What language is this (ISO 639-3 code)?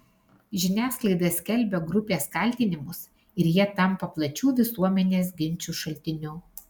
lit